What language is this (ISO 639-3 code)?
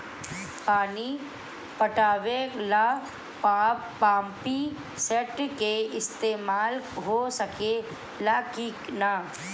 bho